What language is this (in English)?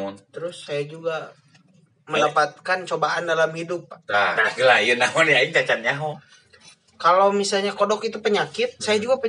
Indonesian